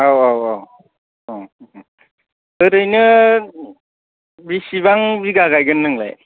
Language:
Bodo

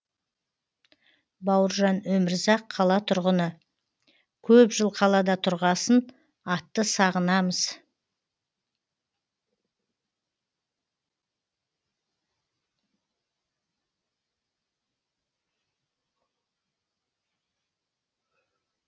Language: Kazakh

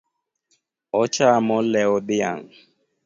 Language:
Luo (Kenya and Tanzania)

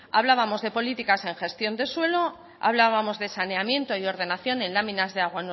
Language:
Spanish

